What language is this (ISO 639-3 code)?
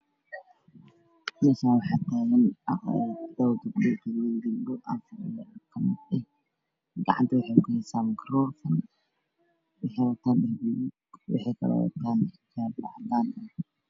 som